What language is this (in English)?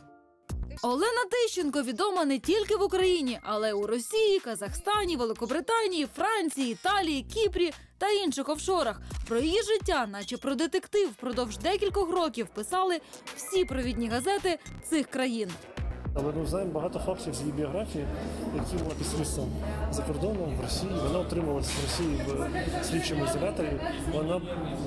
Ukrainian